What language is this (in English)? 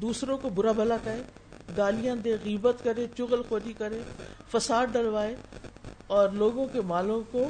Urdu